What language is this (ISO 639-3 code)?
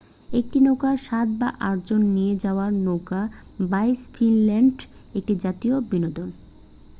ben